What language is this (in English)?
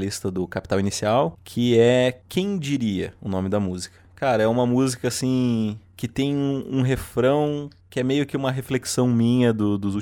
Portuguese